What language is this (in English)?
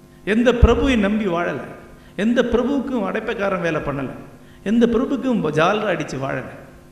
Tamil